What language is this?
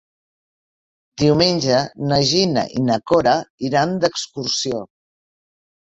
Catalan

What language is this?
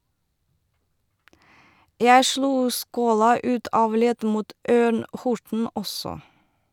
Norwegian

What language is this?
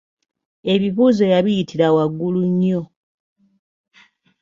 Ganda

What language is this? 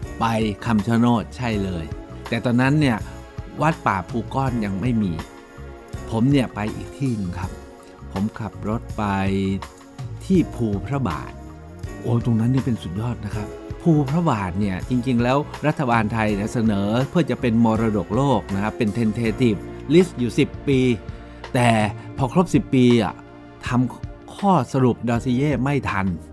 Thai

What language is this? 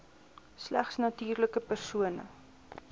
Afrikaans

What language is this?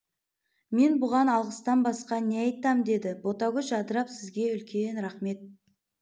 Kazakh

